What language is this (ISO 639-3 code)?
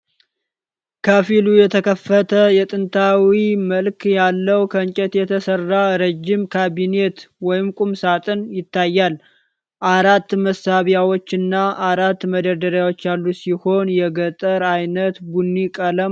amh